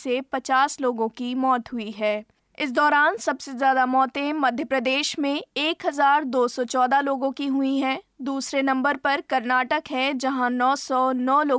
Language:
Hindi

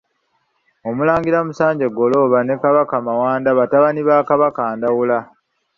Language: Ganda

